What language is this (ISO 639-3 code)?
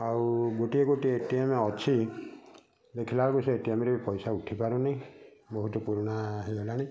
ori